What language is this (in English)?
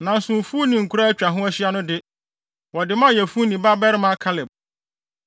Akan